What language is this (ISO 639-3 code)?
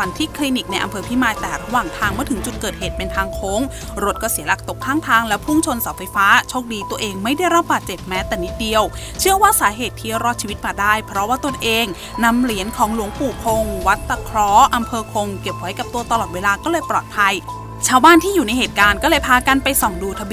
tha